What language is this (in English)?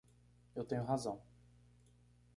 Portuguese